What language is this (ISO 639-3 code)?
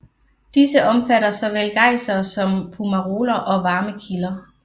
dan